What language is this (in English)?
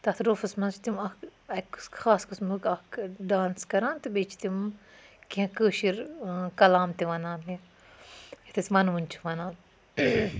Kashmiri